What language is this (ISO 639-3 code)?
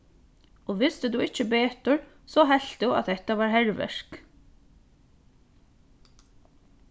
fao